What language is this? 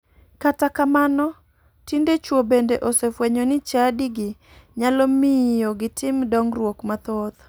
Luo (Kenya and Tanzania)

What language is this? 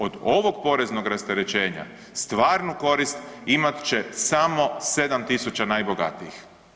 Croatian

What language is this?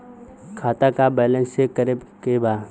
Bhojpuri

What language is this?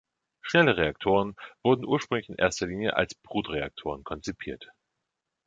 German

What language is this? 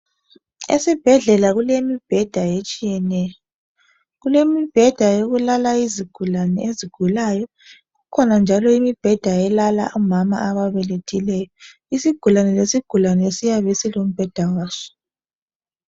North Ndebele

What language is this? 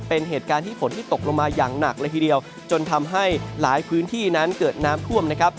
Thai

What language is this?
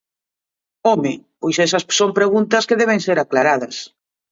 Galician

